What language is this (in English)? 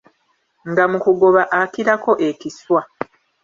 Ganda